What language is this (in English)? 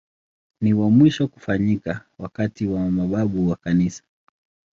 Swahili